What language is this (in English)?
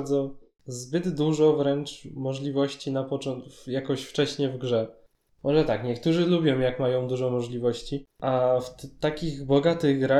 Polish